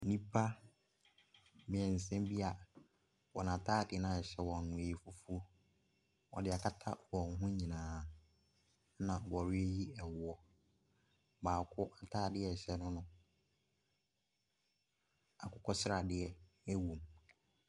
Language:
Akan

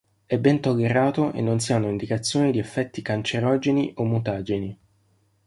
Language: Italian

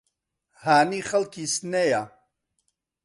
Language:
Central Kurdish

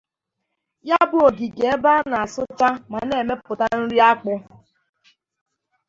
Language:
Igbo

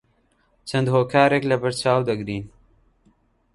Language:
Central Kurdish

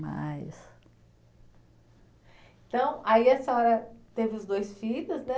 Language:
Portuguese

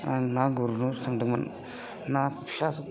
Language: Bodo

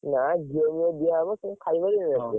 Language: Odia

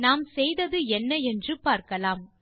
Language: Tamil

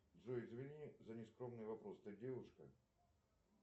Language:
Russian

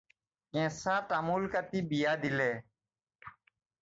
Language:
Assamese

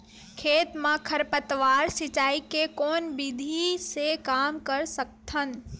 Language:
Chhattisgarhi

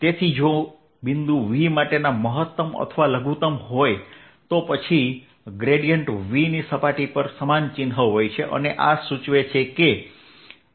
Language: Gujarati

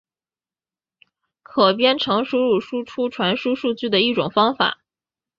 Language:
Chinese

